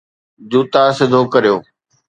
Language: Sindhi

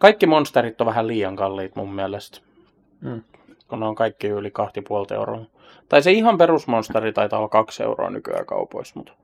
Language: Finnish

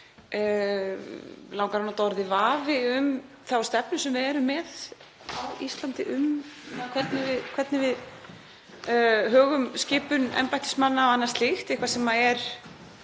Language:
Icelandic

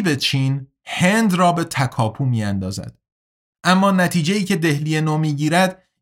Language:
Persian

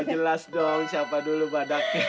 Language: Indonesian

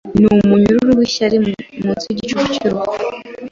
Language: Kinyarwanda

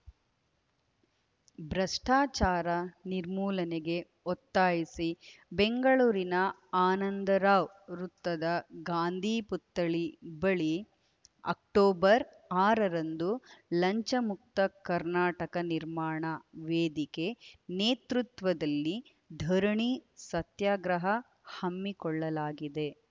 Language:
Kannada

